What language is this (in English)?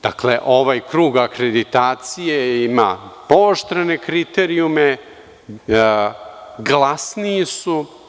Serbian